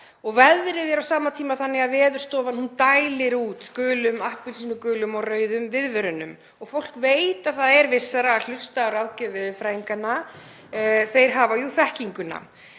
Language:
Icelandic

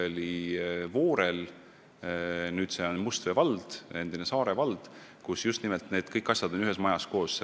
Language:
Estonian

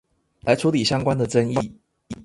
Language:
Chinese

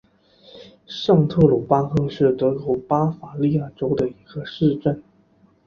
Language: Chinese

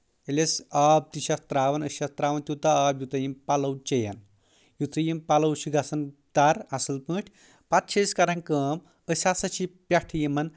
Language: Kashmiri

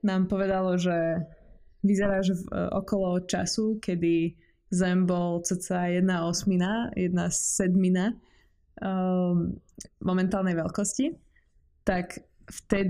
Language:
Czech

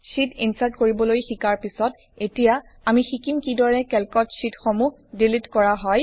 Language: Assamese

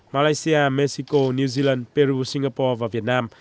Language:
Vietnamese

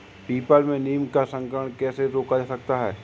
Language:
Hindi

